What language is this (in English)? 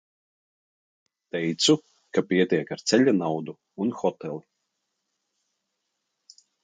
Latvian